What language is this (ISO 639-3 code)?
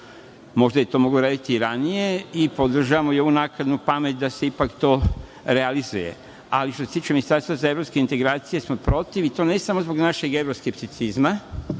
srp